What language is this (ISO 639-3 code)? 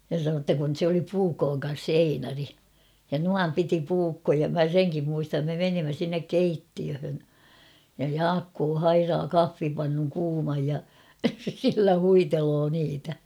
fin